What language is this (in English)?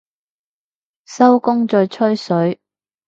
Cantonese